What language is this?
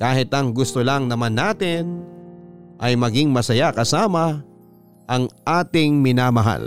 Filipino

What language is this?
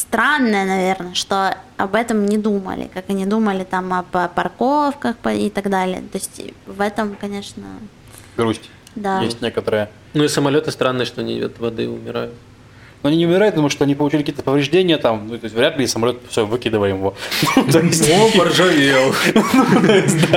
Russian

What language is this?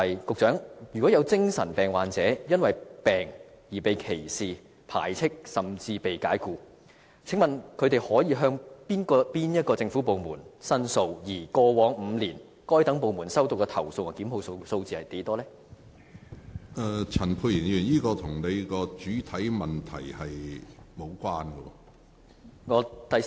Cantonese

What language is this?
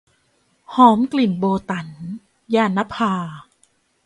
Thai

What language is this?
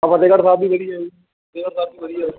Punjabi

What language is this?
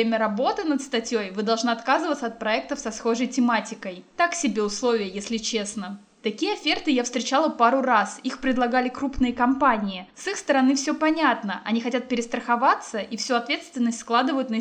Russian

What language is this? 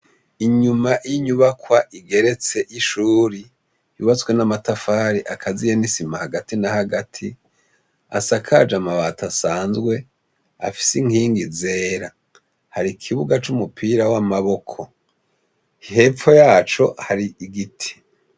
Rundi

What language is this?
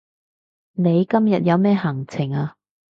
Cantonese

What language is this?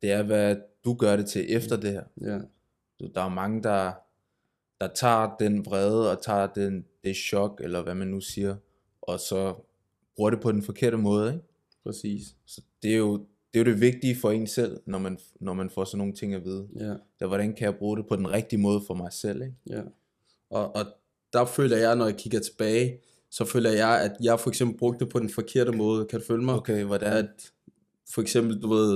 Danish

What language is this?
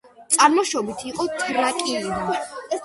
Georgian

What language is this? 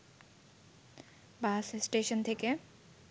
Bangla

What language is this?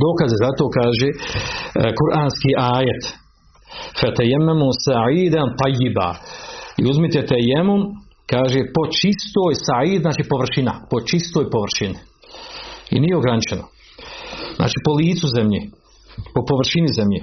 Croatian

